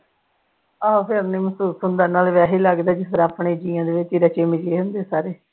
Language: Punjabi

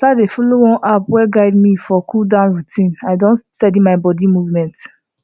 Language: Nigerian Pidgin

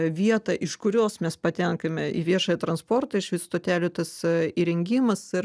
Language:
Lithuanian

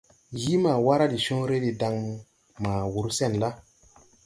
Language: Tupuri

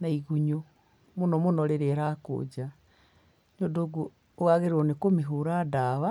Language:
Kikuyu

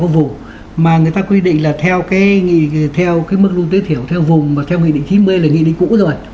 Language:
Vietnamese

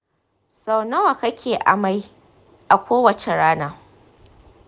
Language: Hausa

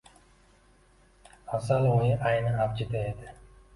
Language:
Uzbek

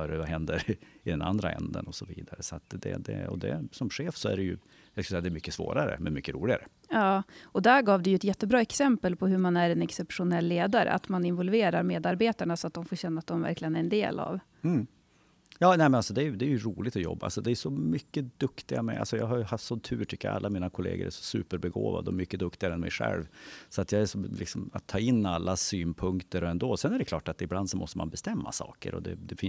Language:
Swedish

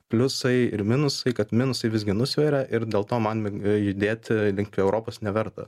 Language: Lithuanian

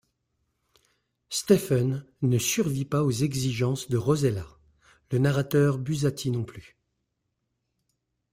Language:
French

